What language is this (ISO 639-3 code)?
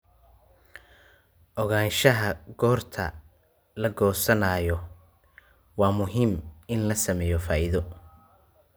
som